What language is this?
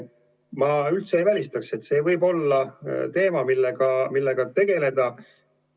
Estonian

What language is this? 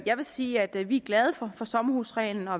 Danish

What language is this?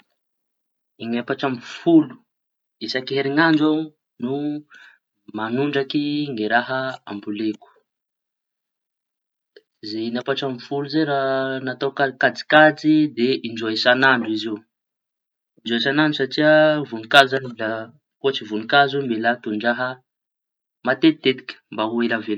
Tanosy Malagasy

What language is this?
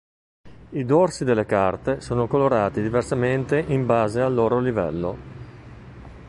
Italian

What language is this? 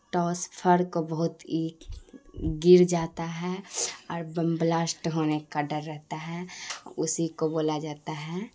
Urdu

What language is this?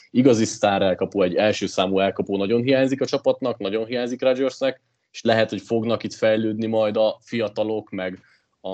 Hungarian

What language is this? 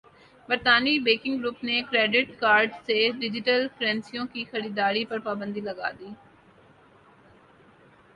Urdu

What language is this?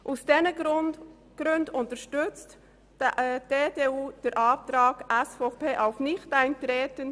Swiss German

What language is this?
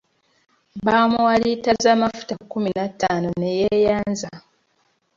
Ganda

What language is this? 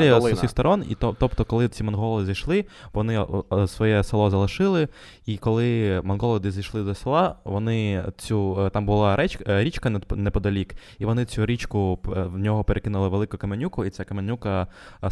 Ukrainian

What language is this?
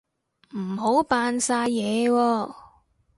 Cantonese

